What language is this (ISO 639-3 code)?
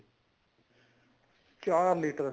pan